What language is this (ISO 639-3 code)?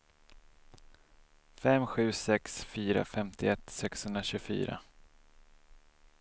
swe